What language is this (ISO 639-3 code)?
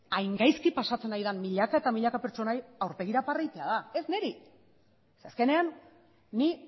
eus